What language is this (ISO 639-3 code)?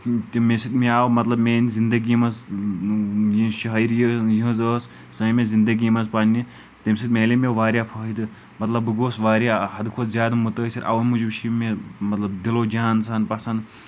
kas